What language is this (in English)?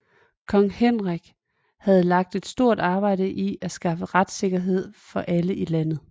Danish